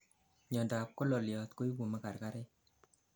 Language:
Kalenjin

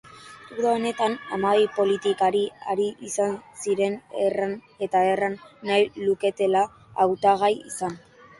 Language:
Basque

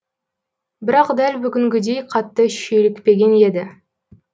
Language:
Kazakh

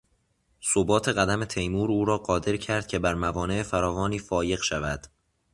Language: Persian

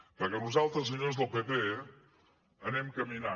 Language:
Catalan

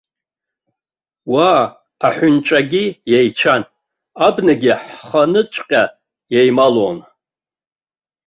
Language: Abkhazian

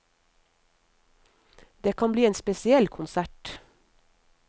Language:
Norwegian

